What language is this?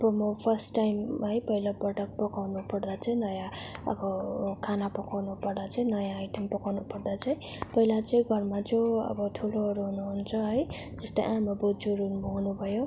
Nepali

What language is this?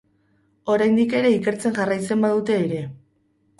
Basque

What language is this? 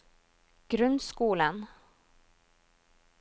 Norwegian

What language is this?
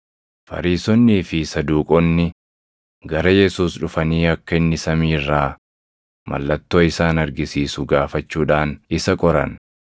Oromo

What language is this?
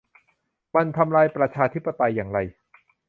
Thai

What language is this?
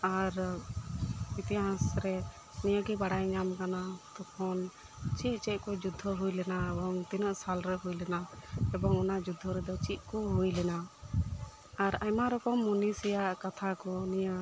Santali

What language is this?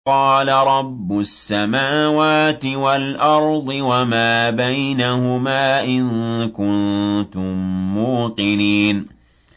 Arabic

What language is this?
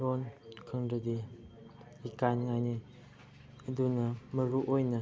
Manipuri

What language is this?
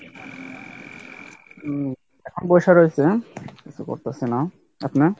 Bangla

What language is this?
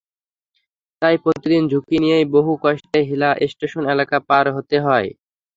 Bangla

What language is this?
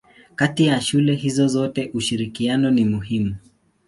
Swahili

